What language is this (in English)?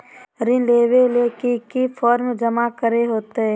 Magahi